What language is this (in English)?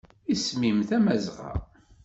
Kabyle